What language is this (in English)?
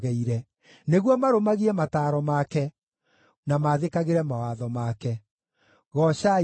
Kikuyu